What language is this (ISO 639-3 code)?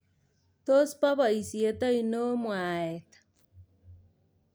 kln